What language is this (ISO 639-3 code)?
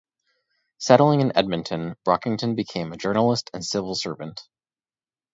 eng